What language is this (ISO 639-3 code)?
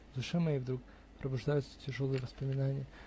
rus